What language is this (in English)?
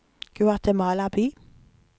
Norwegian